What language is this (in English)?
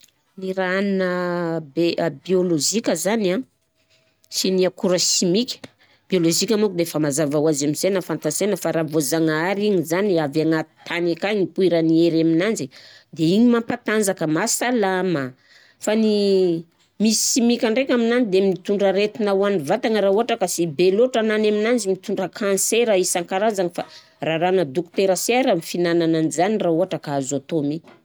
Southern Betsimisaraka Malagasy